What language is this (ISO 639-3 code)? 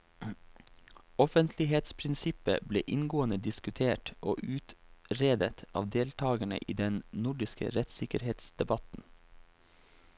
nor